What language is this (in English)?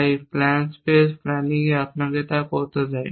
Bangla